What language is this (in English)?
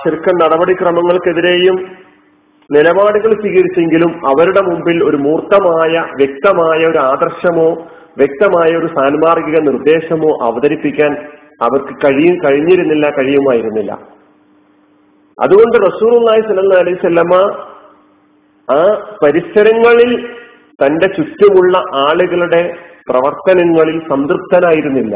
Malayalam